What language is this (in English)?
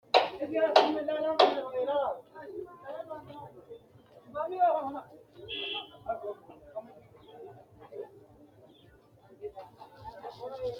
Sidamo